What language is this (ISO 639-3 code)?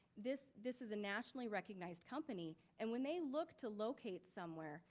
eng